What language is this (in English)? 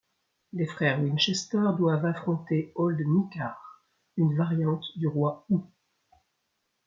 French